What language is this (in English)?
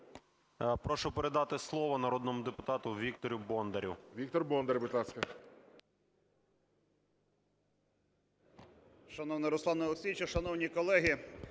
Ukrainian